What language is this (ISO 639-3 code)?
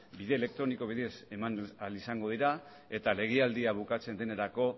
eus